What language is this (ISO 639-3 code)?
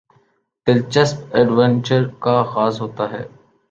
urd